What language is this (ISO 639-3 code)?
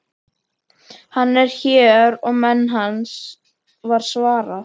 isl